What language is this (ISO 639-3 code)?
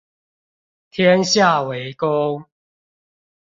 zho